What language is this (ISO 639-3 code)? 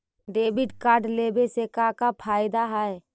mag